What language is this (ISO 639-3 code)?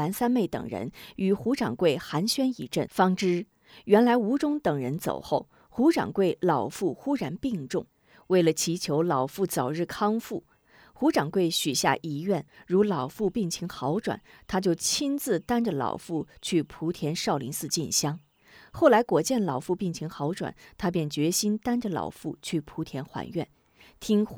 zho